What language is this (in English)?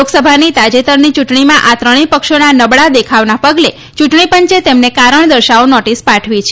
Gujarati